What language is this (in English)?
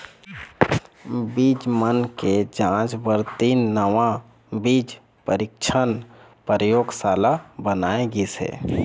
Chhattisgarhi